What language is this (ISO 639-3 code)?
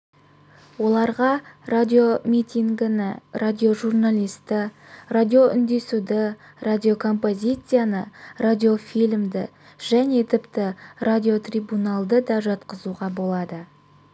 kaz